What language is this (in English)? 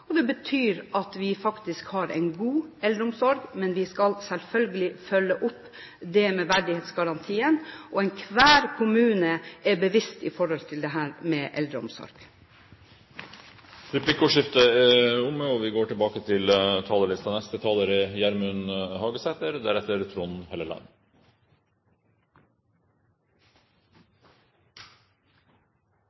Norwegian